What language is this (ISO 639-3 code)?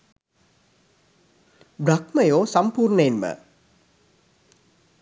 sin